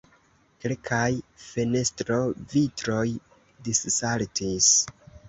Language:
Esperanto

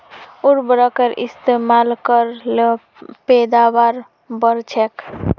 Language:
Magahi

